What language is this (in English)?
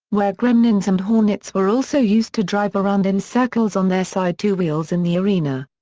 English